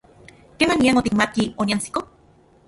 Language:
Central Puebla Nahuatl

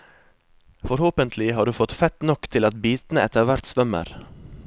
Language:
Norwegian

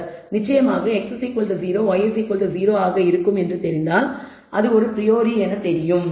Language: Tamil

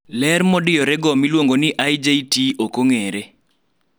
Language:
Luo (Kenya and Tanzania)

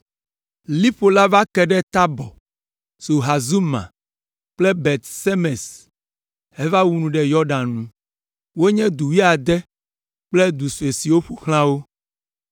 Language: Ewe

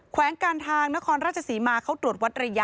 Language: Thai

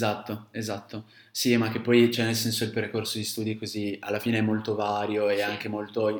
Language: Italian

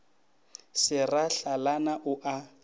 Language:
Northern Sotho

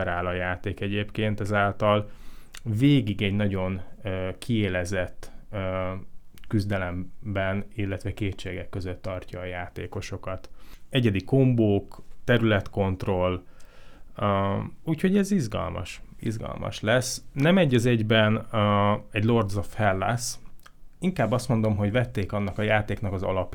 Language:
Hungarian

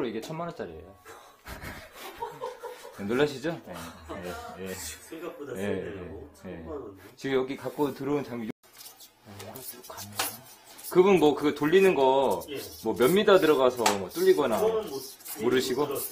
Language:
Korean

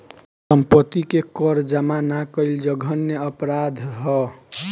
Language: Bhojpuri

